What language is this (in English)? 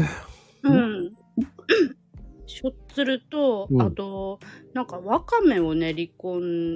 Japanese